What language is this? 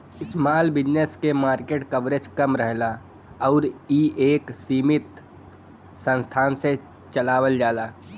Bhojpuri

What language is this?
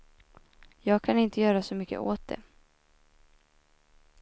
Swedish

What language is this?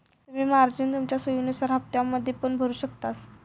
Marathi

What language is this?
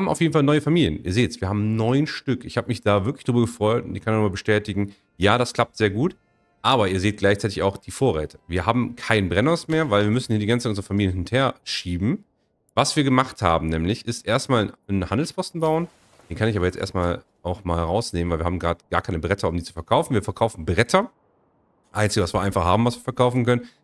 German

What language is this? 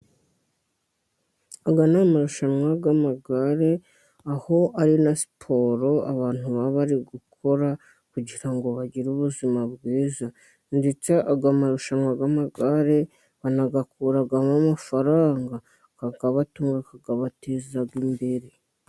Kinyarwanda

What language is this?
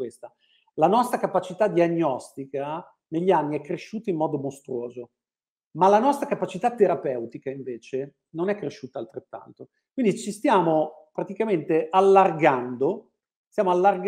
Italian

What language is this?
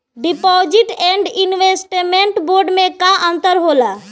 Bhojpuri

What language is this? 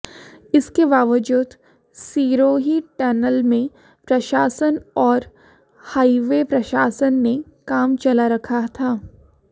Hindi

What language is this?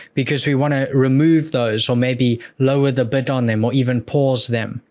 English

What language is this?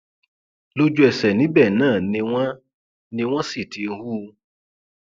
Yoruba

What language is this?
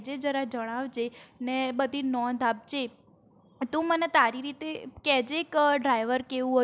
Gujarati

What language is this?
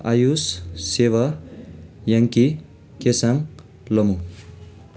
Nepali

